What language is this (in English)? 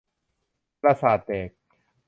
Thai